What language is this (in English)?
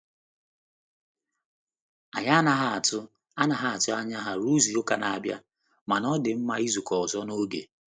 Igbo